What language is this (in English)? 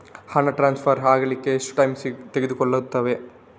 Kannada